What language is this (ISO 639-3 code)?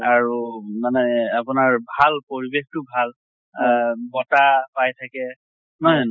asm